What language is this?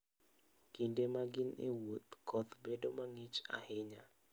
Luo (Kenya and Tanzania)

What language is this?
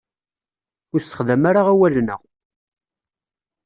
Kabyle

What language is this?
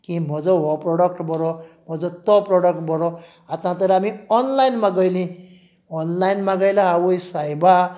Konkani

